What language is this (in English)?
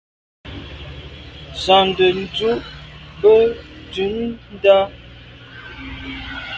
Medumba